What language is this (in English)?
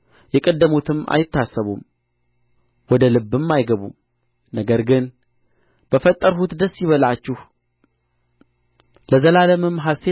Amharic